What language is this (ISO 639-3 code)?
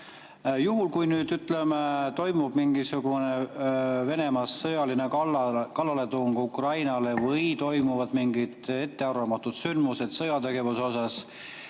est